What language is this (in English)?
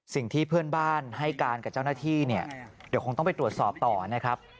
Thai